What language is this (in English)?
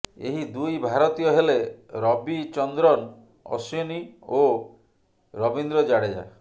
Odia